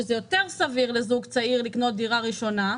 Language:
Hebrew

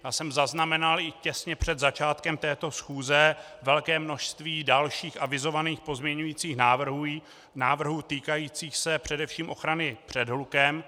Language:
Czech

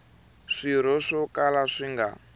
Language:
Tsonga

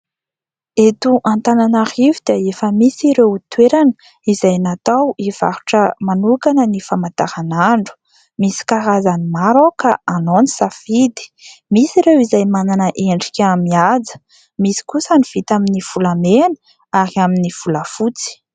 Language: Malagasy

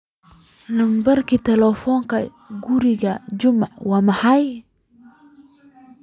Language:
Somali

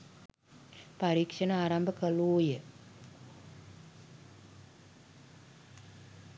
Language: Sinhala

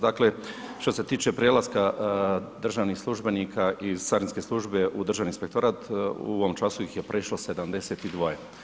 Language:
Croatian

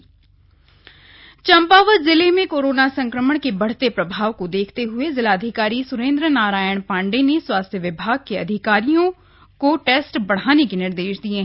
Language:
Hindi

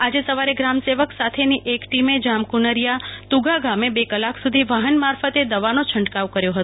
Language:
Gujarati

